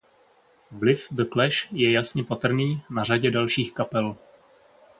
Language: Czech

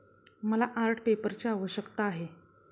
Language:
Marathi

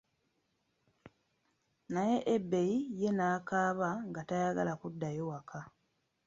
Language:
Ganda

